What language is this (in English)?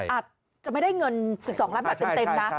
Thai